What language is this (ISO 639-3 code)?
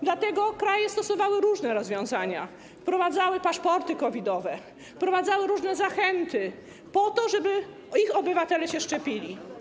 pol